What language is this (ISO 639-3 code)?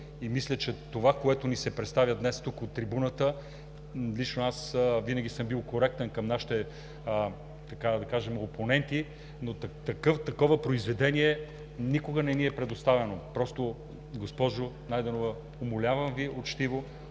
bul